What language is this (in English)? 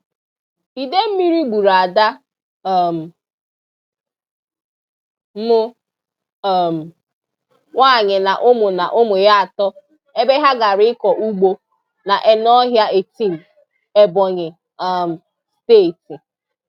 Igbo